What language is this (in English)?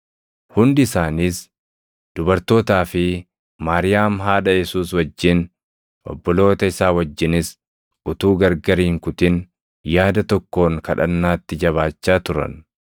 Oromo